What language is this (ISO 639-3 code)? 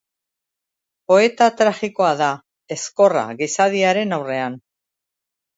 eus